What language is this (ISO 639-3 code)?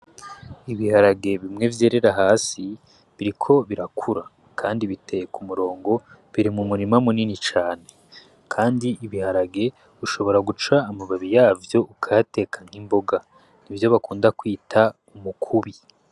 run